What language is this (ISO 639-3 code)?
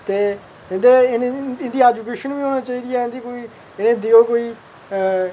doi